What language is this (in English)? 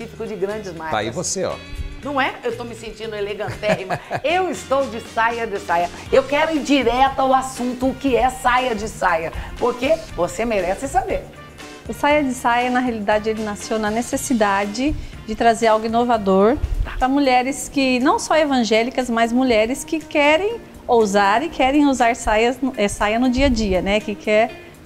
Portuguese